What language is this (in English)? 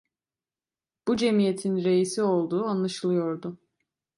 Turkish